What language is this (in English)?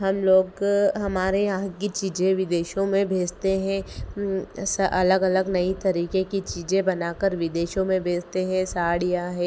Hindi